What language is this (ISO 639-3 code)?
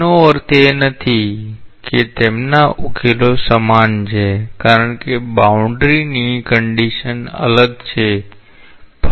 guj